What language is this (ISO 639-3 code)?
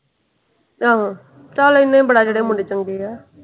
pan